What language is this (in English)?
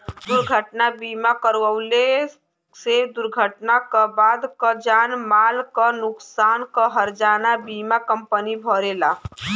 Bhojpuri